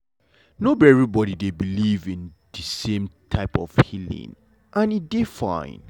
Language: Nigerian Pidgin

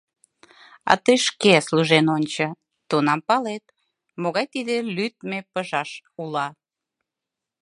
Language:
Mari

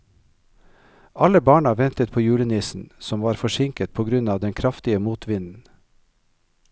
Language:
Norwegian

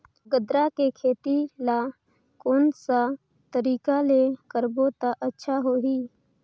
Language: Chhattisgarhi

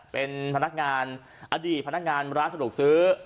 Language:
Thai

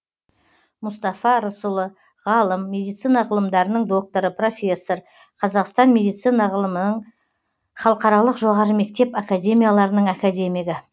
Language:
Kazakh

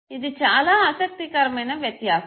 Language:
Telugu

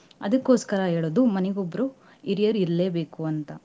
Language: Kannada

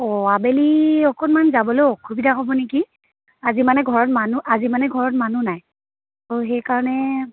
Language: Assamese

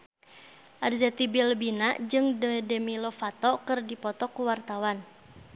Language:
Sundanese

